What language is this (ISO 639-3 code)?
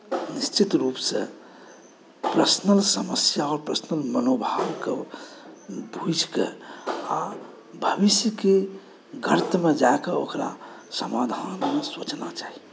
mai